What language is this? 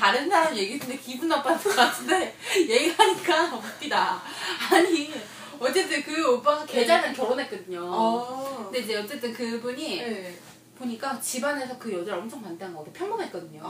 Korean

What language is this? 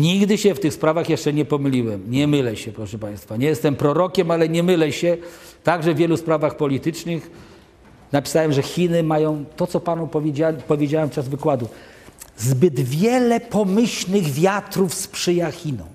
Polish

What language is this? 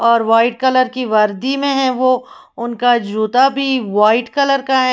Hindi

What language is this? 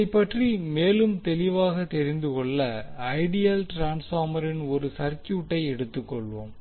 Tamil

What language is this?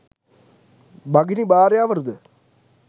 Sinhala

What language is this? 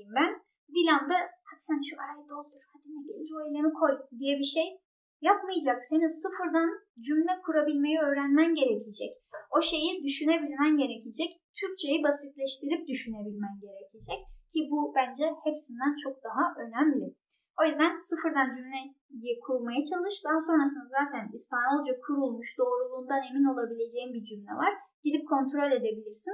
Turkish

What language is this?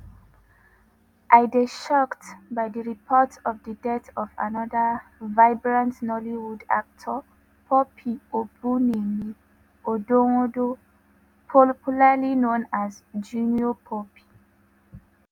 Nigerian Pidgin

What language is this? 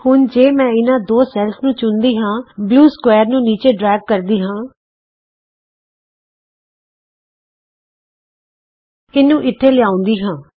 Punjabi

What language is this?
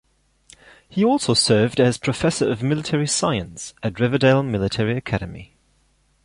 English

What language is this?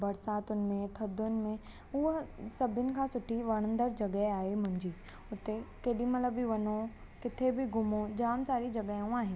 Sindhi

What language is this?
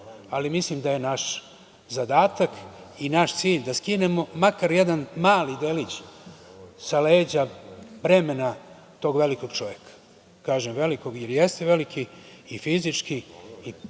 Serbian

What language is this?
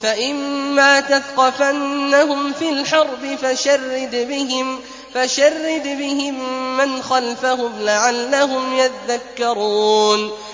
Arabic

